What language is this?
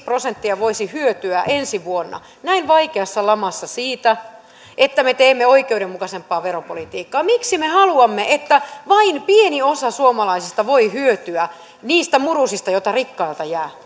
Finnish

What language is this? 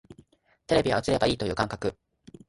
Japanese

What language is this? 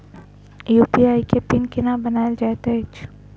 Maithili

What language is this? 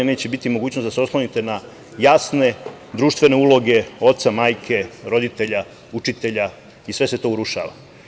Serbian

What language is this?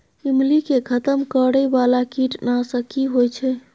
Maithili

